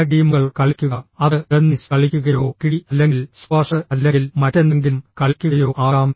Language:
Malayalam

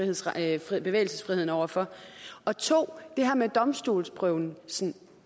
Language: Danish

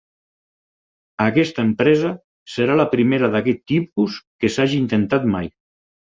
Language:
Catalan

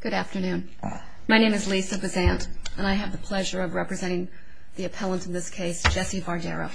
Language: English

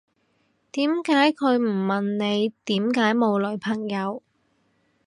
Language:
Cantonese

